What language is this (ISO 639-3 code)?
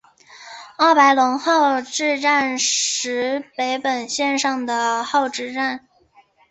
zho